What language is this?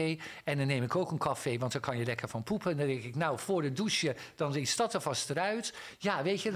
Dutch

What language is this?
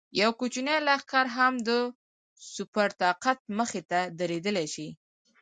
Pashto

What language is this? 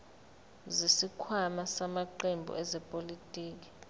Zulu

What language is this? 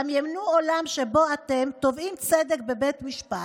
Hebrew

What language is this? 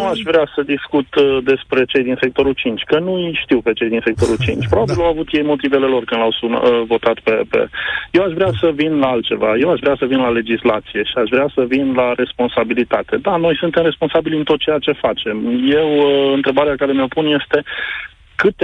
Romanian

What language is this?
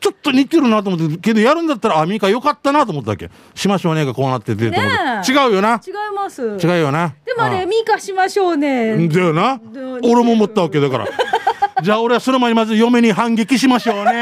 Japanese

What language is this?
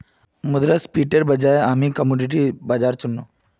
Magahi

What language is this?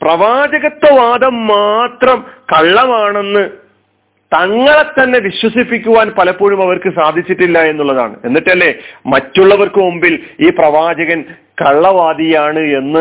Malayalam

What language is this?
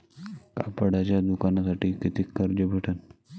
Marathi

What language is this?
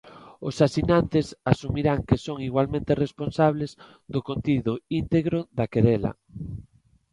Galician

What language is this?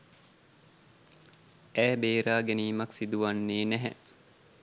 Sinhala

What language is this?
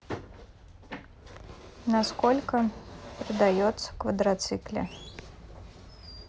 Russian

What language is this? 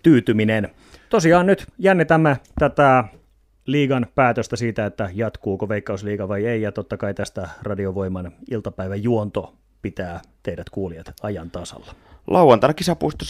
Finnish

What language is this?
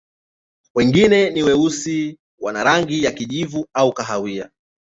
Swahili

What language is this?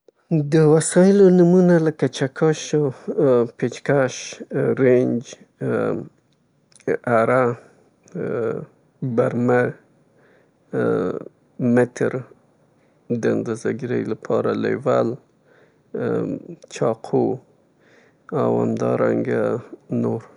Southern Pashto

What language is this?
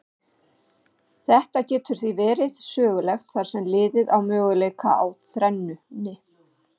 Icelandic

